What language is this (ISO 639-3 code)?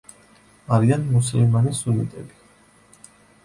kat